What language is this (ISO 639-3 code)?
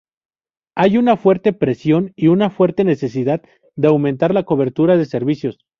spa